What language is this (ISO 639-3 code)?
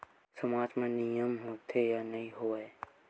hne